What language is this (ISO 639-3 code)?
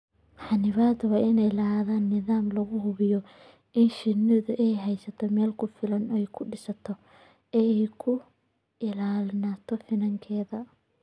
som